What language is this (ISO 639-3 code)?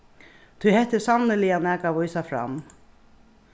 fao